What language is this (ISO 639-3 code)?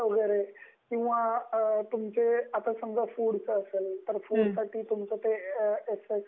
mar